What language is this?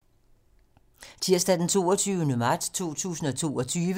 Danish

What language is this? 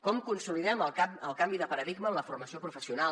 Catalan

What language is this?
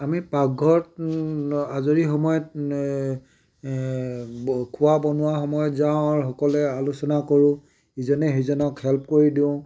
Assamese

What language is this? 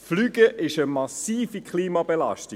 Swiss German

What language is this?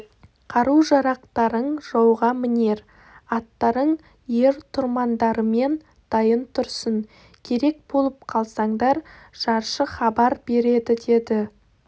Kazakh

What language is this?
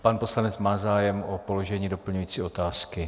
Czech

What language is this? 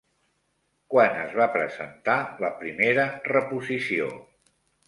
Catalan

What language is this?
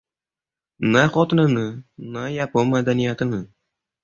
Uzbek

